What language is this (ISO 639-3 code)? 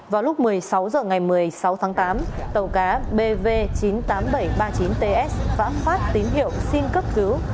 vie